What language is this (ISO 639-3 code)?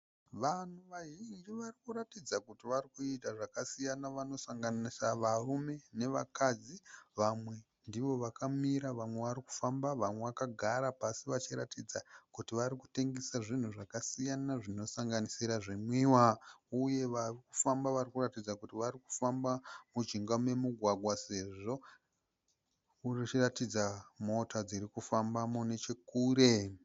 sna